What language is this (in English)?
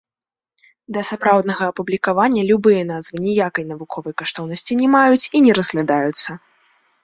Belarusian